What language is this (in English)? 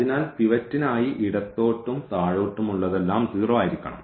Malayalam